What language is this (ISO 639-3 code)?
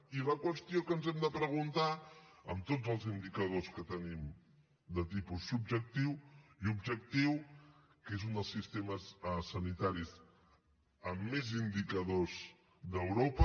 cat